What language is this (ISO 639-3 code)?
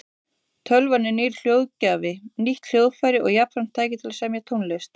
isl